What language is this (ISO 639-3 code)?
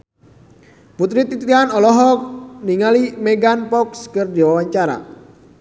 sun